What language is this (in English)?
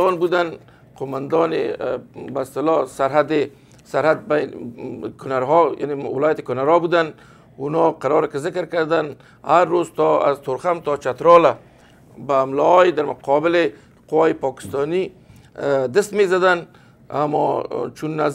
Persian